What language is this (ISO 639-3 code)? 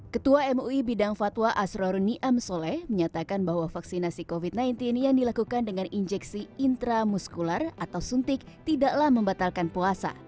ind